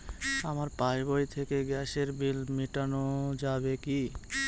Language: Bangla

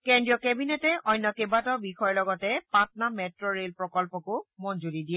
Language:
Assamese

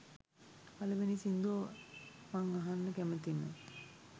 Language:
Sinhala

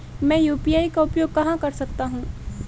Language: Hindi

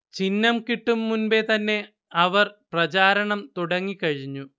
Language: Malayalam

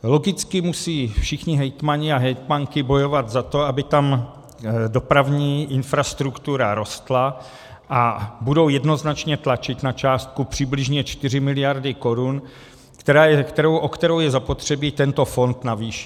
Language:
Czech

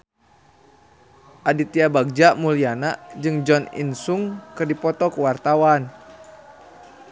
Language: Sundanese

